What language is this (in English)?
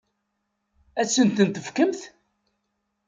Kabyle